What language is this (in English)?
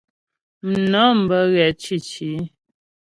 Ghomala